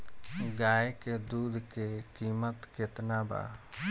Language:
Bhojpuri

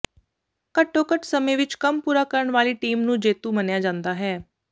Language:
Punjabi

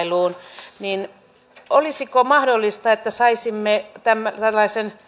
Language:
Finnish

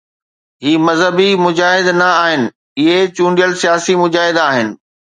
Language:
Sindhi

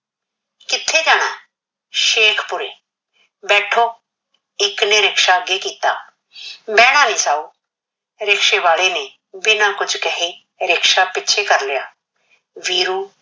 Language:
Punjabi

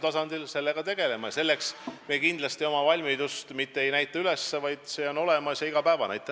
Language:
Estonian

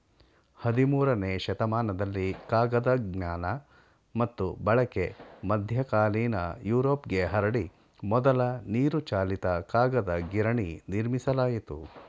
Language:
Kannada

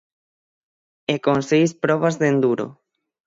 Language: Galician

